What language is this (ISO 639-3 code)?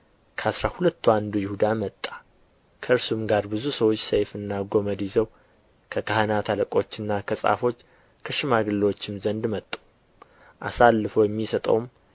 amh